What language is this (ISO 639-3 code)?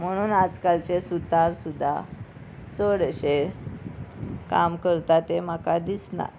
kok